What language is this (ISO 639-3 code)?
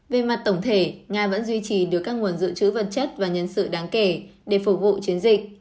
vie